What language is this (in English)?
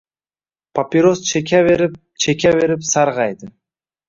Uzbek